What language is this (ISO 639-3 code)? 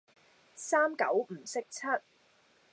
yue